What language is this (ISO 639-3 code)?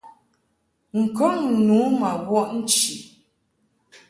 mhk